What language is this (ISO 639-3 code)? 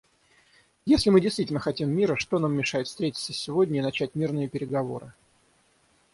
rus